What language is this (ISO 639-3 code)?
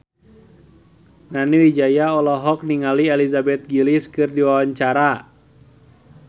sun